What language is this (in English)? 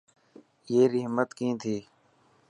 Dhatki